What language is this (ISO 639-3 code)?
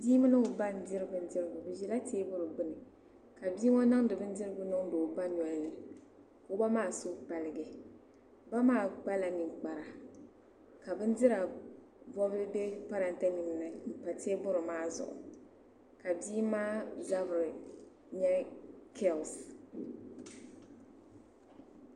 dag